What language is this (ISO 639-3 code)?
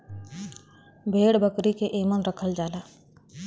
bho